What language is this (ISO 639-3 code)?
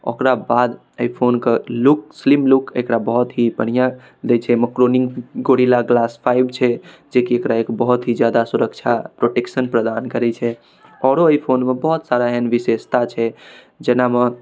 mai